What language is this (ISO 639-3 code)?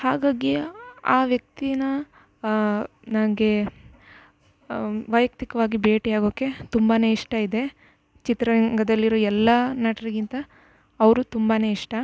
kan